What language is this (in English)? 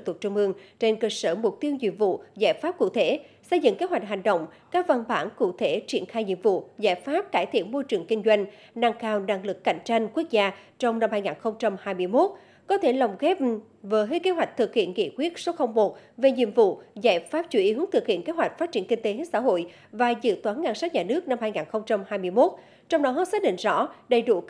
Vietnamese